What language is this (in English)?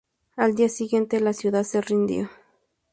Spanish